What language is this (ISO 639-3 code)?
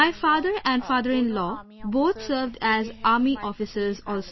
eng